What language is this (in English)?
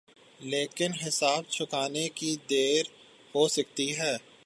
Urdu